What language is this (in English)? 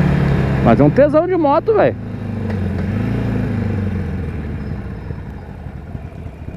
Portuguese